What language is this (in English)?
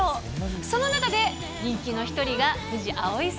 Japanese